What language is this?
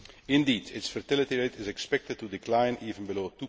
English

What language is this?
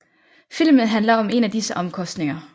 Danish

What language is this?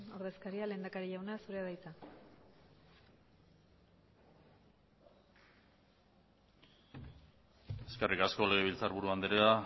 Basque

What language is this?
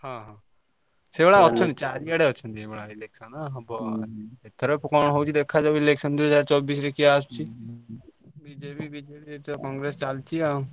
Odia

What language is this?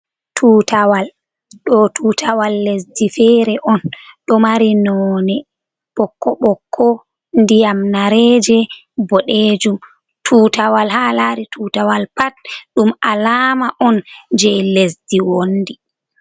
Fula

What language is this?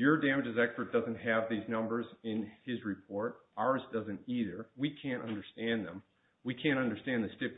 English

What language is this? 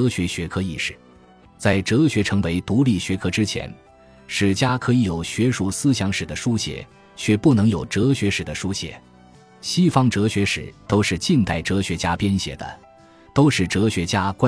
Chinese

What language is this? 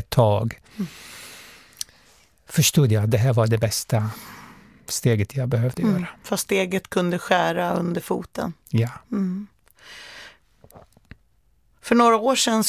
Swedish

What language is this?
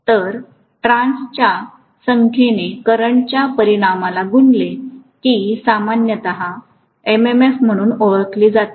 Marathi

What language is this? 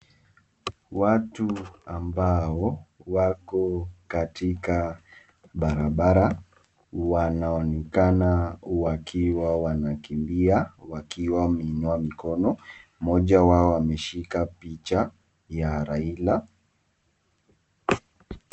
Swahili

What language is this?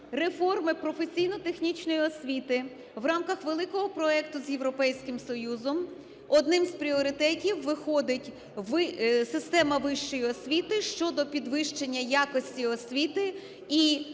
Ukrainian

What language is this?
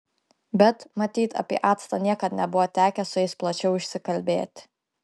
Lithuanian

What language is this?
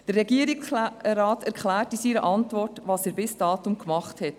Swiss German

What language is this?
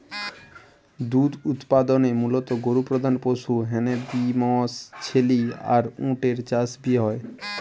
Bangla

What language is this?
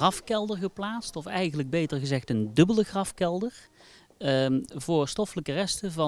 Dutch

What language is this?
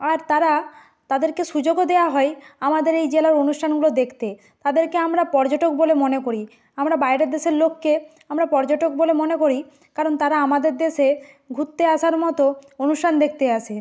Bangla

